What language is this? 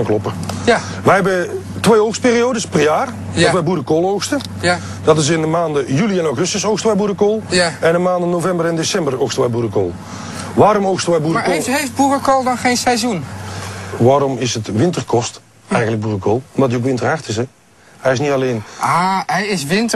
Dutch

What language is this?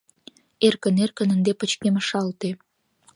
Mari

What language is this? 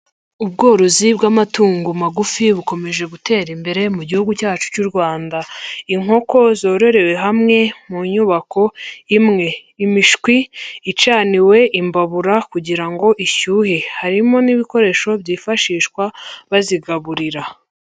Kinyarwanda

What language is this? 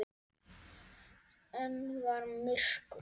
Icelandic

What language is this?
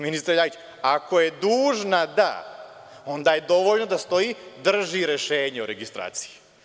Serbian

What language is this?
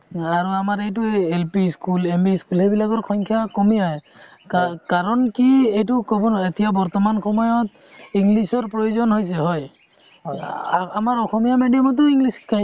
Assamese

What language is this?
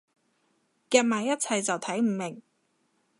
Cantonese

